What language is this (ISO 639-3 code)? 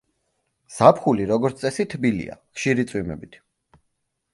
kat